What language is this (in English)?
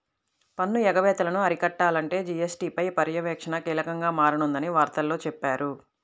Telugu